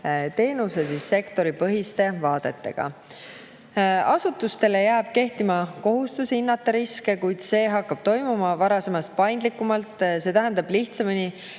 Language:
Estonian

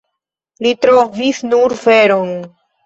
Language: Esperanto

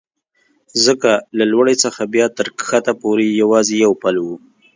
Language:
Pashto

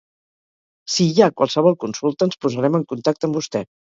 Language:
Catalan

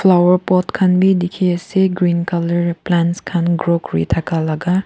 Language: Naga Pidgin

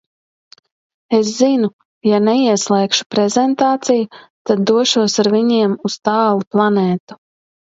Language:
Latvian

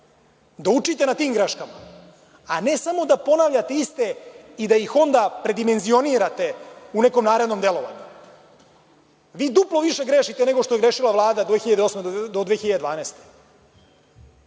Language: Serbian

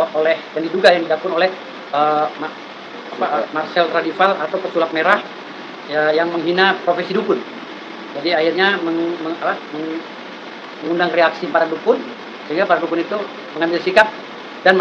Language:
Indonesian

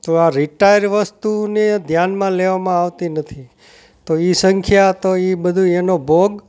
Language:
Gujarati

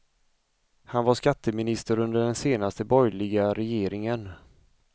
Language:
Swedish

